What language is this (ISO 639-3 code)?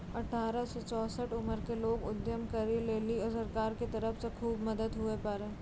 mai